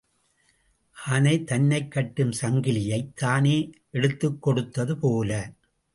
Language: Tamil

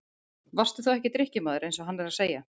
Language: Icelandic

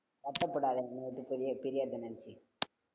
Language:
Tamil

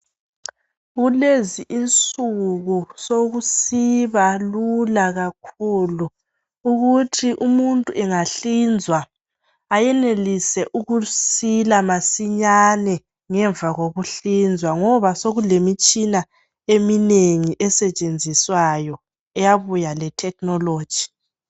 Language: North Ndebele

